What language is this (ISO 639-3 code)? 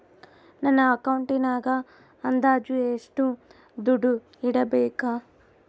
kan